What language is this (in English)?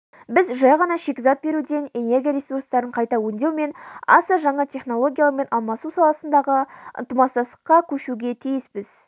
Kazakh